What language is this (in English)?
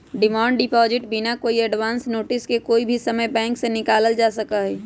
Magahi